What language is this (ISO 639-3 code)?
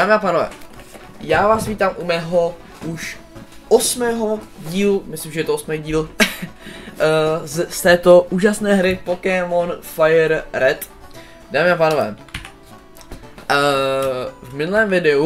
ces